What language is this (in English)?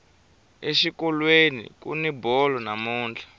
Tsonga